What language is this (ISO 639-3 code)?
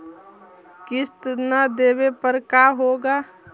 mag